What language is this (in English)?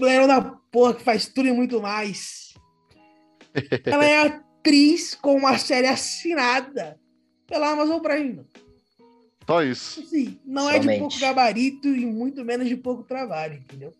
Portuguese